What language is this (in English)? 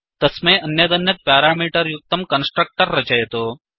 Sanskrit